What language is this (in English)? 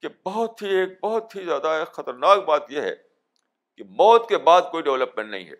Urdu